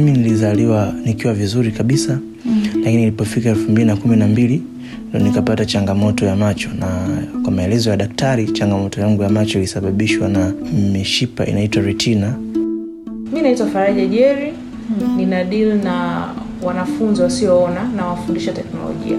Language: Swahili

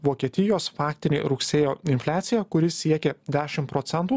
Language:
Lithuanian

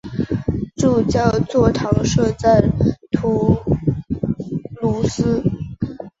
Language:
Chinese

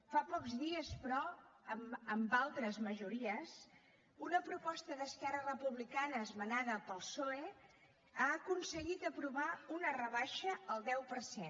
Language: Catalan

